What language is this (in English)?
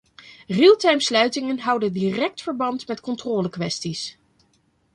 Dutch